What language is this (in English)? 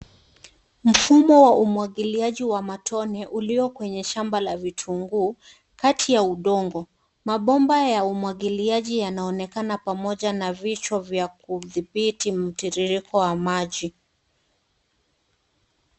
Swahili